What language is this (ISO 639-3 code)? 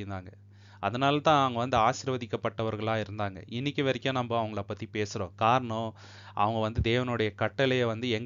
tam